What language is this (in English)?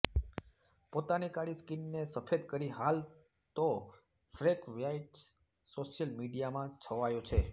Gujarati